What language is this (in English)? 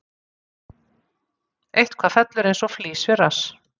Icelandic